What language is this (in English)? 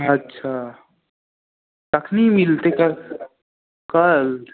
Maithili